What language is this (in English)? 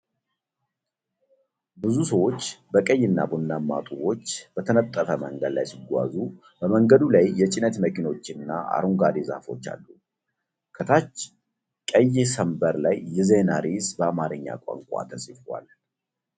Amharic